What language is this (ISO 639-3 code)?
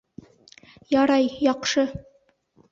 bak